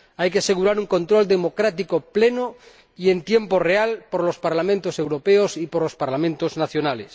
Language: Spanish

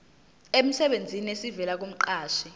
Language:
Zulu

